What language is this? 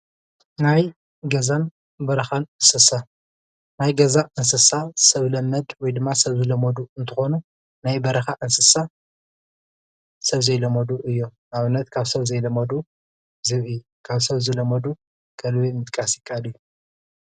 Tigrinya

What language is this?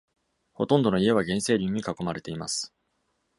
Japanese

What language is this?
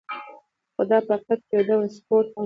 Pashto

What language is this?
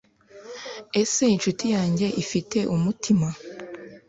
Kinyarwanda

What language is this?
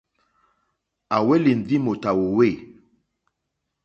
Mokpwe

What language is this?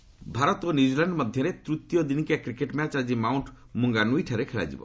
Odia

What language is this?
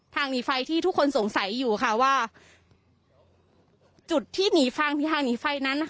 Thai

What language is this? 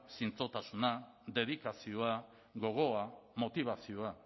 Basque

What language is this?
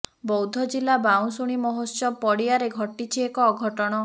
Odia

